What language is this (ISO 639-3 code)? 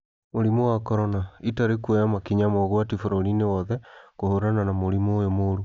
kik